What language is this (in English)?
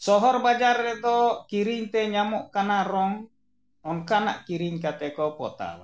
Santali